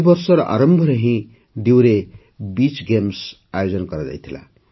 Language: Odia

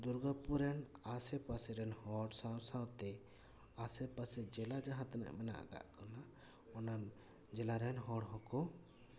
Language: Santali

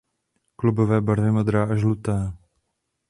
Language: Czech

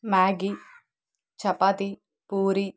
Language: Telugu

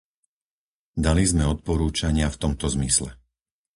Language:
Slovak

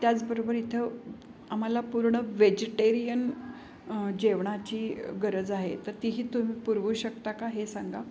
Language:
Marathi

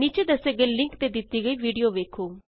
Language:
Punjabi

